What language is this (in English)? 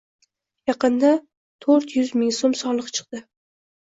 Uzbek